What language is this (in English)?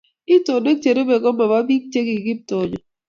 Kalenjin